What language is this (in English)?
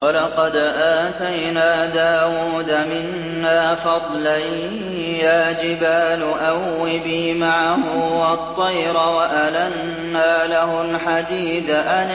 Arabic